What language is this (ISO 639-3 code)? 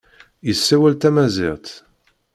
kab